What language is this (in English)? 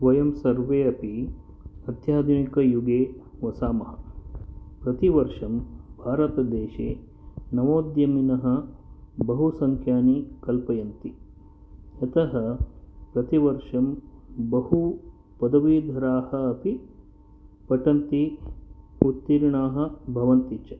Sanskrit